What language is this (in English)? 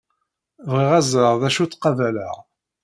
Kabyle